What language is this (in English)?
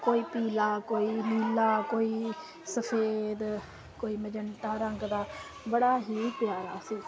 Punjabi